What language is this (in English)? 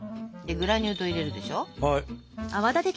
Japanese